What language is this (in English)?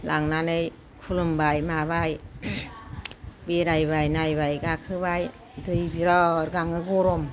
Bodo